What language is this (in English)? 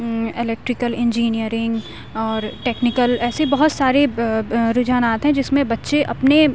Urdu